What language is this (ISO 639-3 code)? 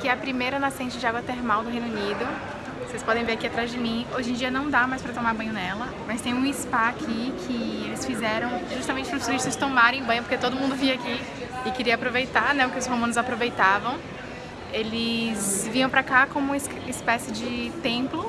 por